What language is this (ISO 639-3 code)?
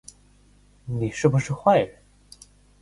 zho